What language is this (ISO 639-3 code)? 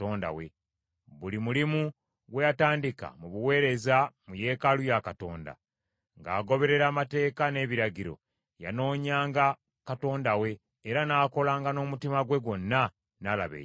lug